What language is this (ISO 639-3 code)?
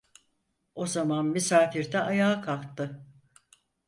tur